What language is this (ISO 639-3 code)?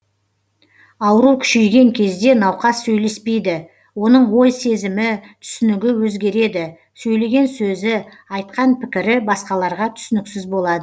kaz